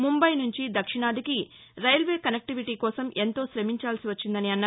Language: Telugu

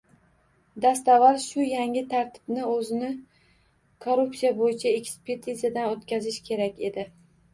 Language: Uzbek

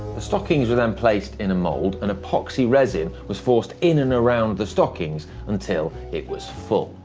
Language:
English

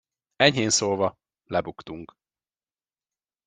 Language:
Hungarian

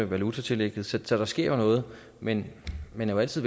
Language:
Danish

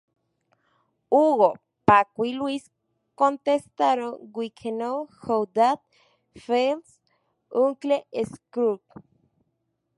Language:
Spanish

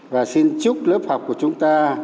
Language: Vietnamese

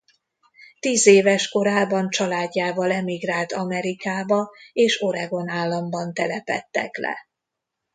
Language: Hungarian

